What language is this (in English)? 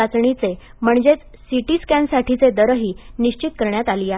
Marathi